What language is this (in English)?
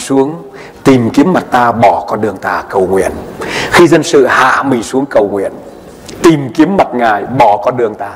Vietnamese